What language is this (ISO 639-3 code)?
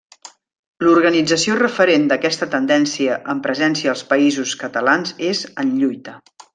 cat